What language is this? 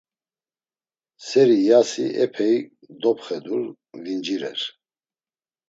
Laz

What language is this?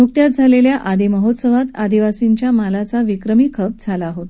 Marathi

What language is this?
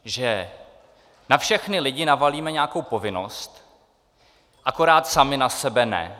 Czech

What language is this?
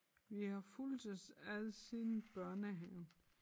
Danish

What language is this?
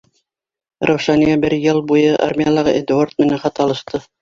Bashkir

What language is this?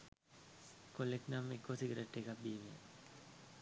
Sinhala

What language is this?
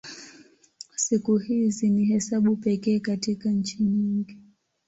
Swahili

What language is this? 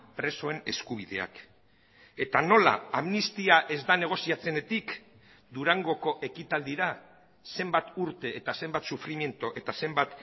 Basque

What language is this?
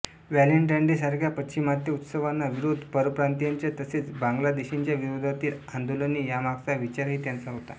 Marathi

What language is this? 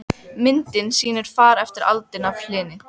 Icelandic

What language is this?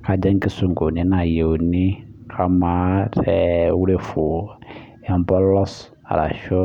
Masai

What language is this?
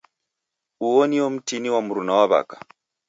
Taita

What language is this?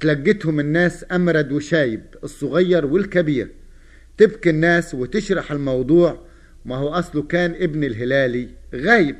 Arabic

